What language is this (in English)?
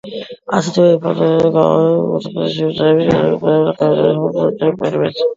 Georgian